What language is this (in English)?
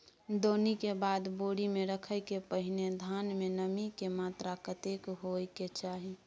Maithili